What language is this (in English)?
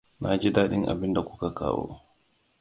Hausa